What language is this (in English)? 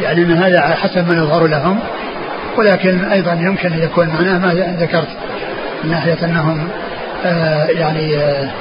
Arabic